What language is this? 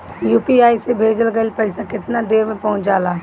Bhojpuri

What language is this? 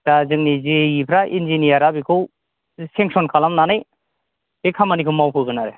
Bodo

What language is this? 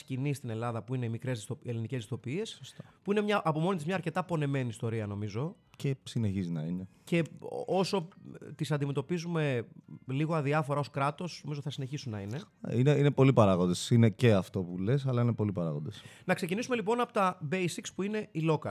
Greek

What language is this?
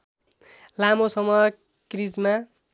Nepali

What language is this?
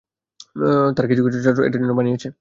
Bangla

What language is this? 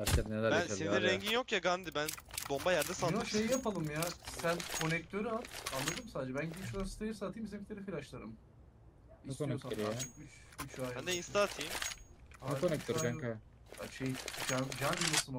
Turkish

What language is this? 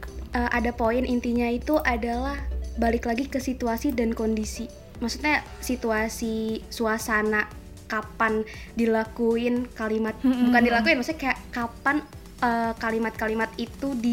Indonesian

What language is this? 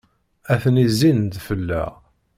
Kabyle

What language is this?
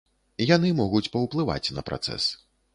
Belarusian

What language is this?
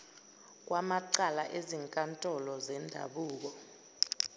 Zulu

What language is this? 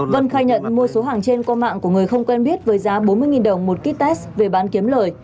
Vietnamese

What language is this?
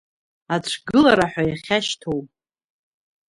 Abkhazian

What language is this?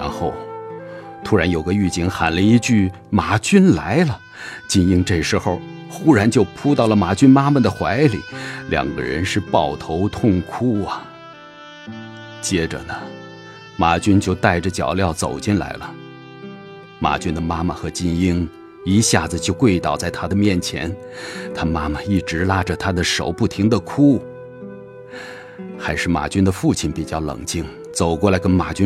Chinese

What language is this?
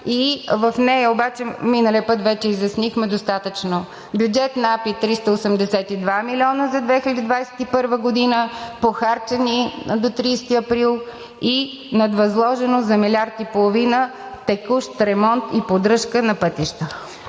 Bulgarian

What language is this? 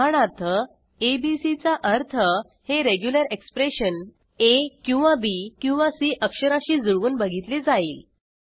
Marathi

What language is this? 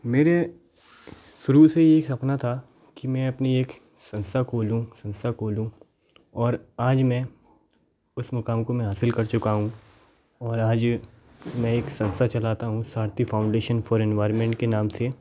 Hindi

